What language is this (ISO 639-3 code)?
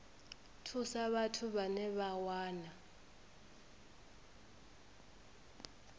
ven